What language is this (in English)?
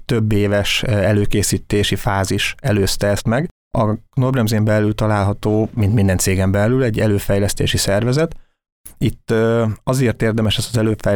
Hungarian